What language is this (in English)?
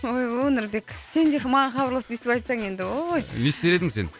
Kazakh